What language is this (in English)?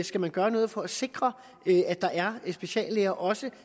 Danish